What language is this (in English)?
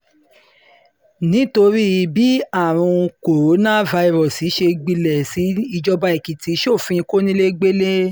Yoruba